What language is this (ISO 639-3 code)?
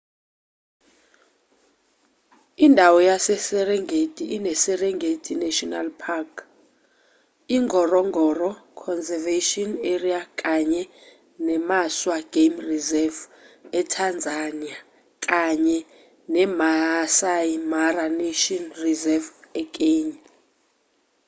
zul